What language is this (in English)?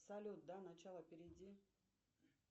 Russian